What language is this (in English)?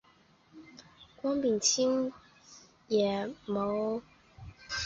Chinese